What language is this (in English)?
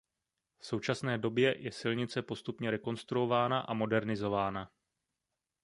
Czech